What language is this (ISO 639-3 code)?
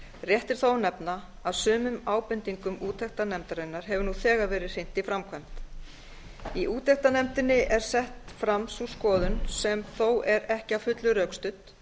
isl